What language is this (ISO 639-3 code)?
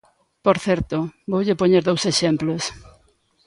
glg